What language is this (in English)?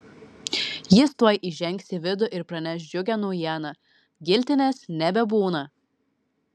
Lithuanian